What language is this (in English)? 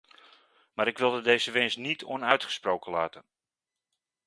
Dutch